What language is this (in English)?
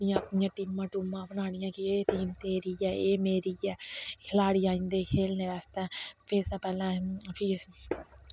Dogri